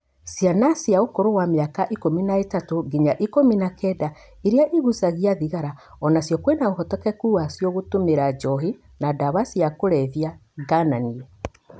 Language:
Kikuyu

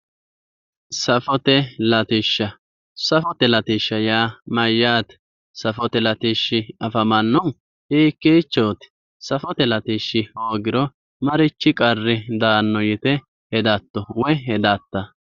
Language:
Sidamo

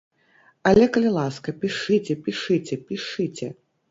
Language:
Belarusian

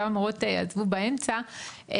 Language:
Hebrew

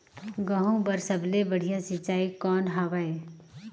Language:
Chhattisgarhi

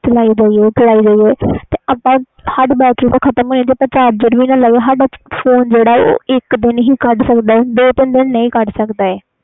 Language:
Punjabi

